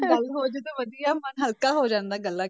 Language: Punjabi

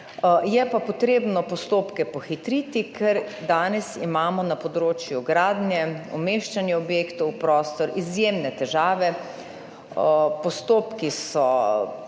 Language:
Slovenian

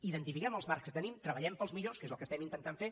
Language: Catalan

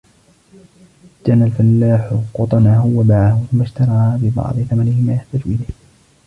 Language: Arabic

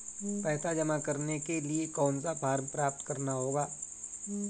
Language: Hindi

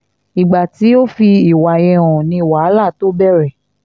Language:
Yoruba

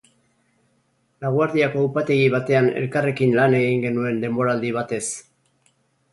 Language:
Basque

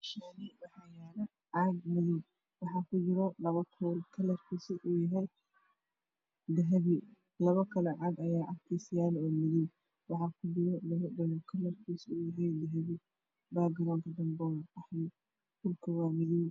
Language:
Somali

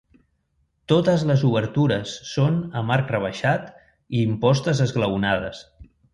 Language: Catalan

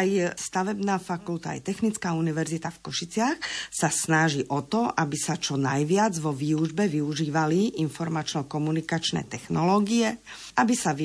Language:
Slovak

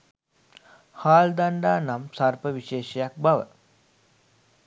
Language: Sinhala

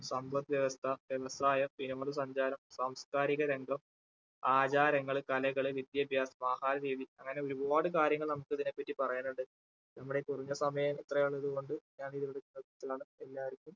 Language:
Malayalam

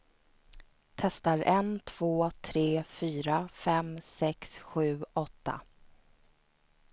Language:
Swedish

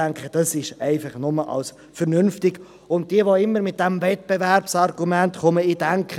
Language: Swiss German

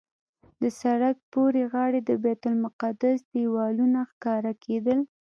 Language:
Pashto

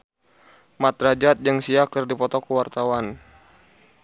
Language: Sundanese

